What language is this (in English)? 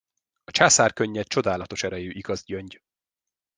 Hungarian